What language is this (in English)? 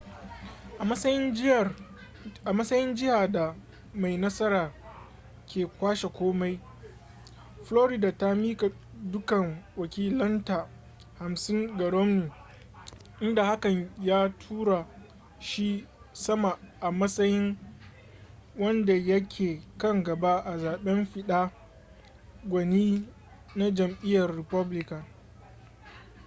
Hausa